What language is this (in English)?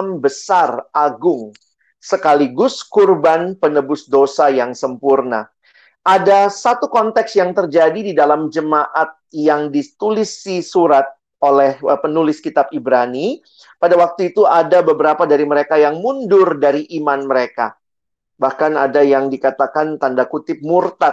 Indonesian